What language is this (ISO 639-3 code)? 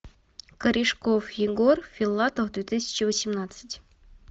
rus